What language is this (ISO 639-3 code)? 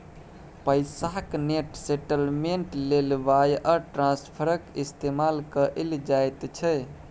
mai